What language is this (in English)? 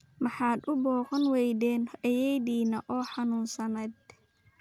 Somali